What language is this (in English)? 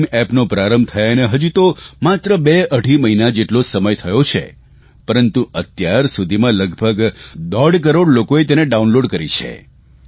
Gujarati